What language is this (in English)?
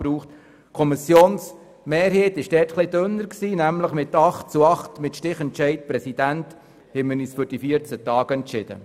Swiss German